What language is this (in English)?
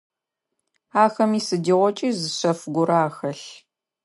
Adyghe